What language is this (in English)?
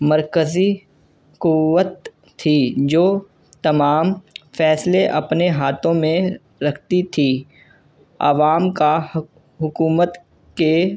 Urdu